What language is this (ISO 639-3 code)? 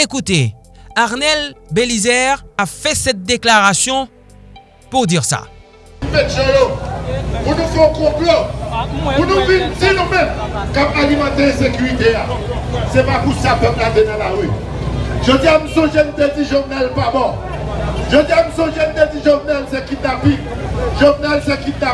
fra